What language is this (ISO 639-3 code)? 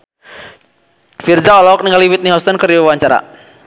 sun